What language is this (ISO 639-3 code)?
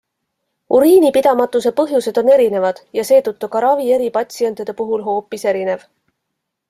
est